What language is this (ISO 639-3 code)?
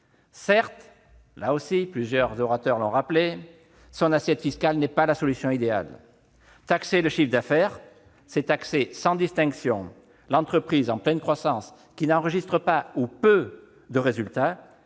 fra